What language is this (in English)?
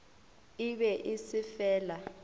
Northern Sotho